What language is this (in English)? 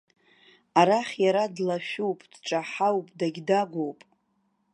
Abkhazian